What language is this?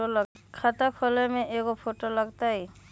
Magahi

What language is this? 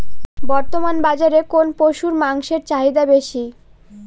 Bangla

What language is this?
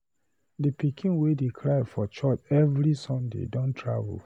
Nigerian Pidgin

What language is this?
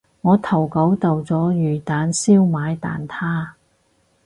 Cantonese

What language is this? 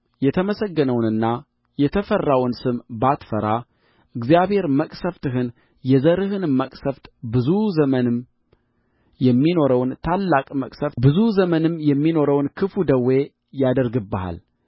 Amharic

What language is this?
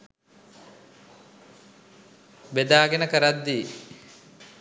Sinhala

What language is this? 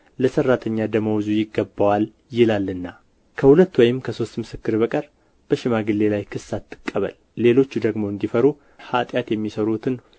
Amharic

